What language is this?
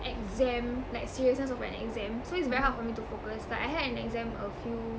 English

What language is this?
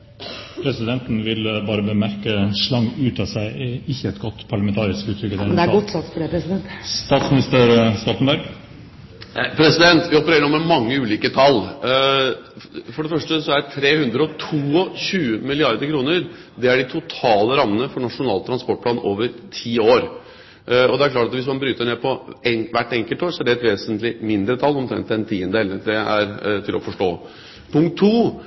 Norwegian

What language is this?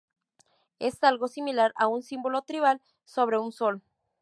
Spanish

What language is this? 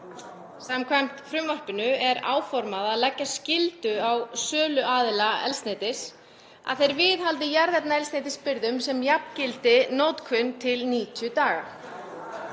Icelandic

